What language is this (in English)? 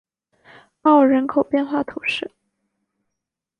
Chinese